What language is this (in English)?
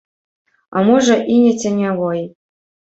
Belarusian